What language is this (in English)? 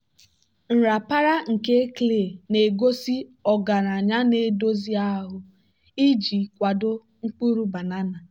Igbo